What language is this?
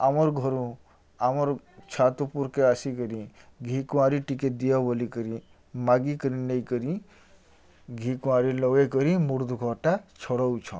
Odia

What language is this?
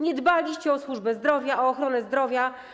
Polish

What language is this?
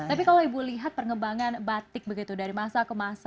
Indonesian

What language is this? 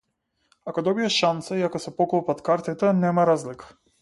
Macedonian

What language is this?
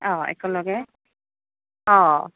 Assamese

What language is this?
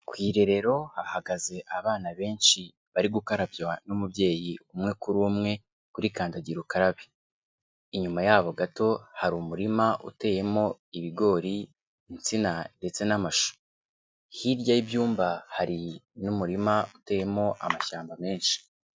Kinyarwanda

